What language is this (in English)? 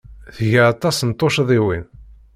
Kabyle